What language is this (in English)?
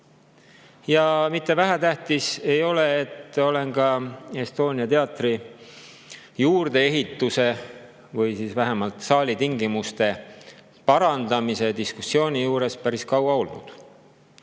Estonian